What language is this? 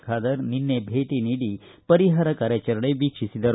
Kannada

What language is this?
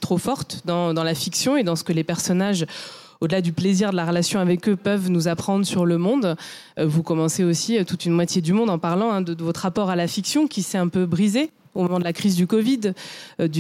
French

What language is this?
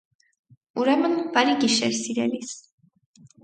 Armenian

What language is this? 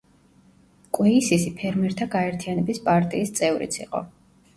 Georgian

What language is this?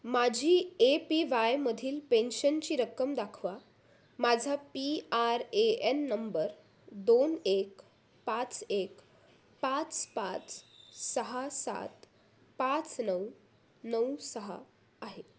Marathi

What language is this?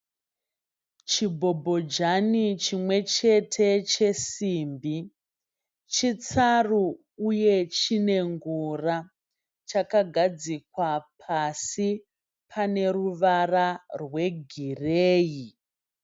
Shona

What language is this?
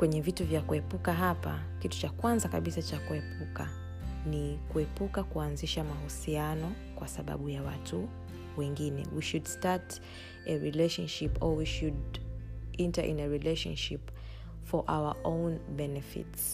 Swahili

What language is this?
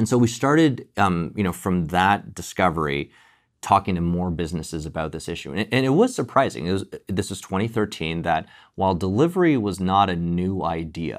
English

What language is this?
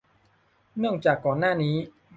Thai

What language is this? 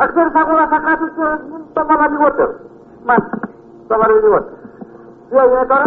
Greek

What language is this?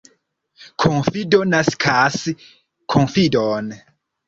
Esperanto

